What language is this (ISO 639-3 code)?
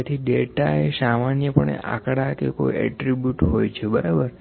guj